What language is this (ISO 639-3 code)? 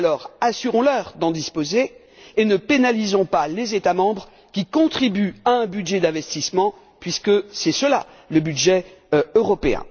fra